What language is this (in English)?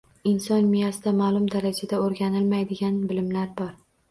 Uzbek